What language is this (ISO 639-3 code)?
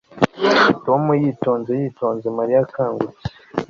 kin